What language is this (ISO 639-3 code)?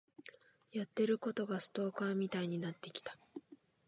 jpn